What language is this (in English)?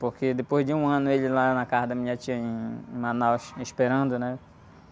Portuguese